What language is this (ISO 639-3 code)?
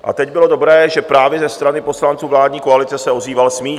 ces